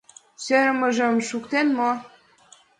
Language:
Mari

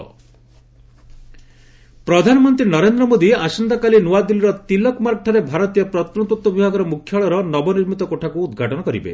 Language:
Odia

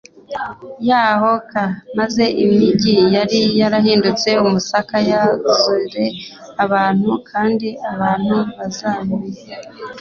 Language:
Kinyarwanda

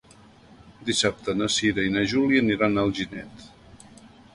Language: Catalan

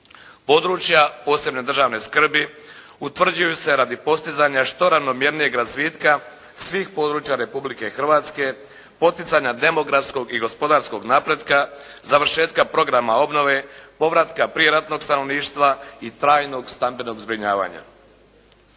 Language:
Croatian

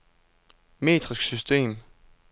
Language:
Danish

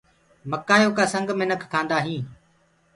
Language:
Gurgula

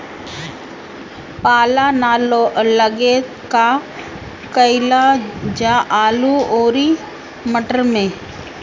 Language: Bhojpuri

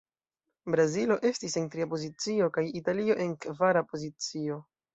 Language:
Esperanto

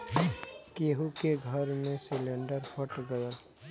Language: Bhojpuri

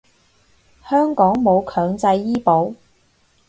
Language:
Cantonese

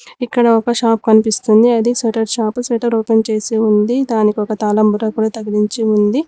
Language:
Telugu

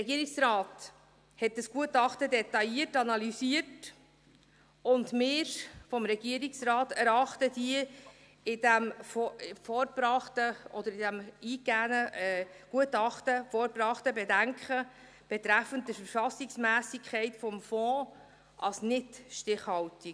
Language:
Swiss German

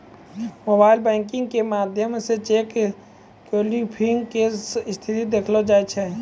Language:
Maithili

